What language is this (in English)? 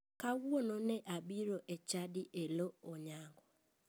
Luo (Kenya and Tanzania)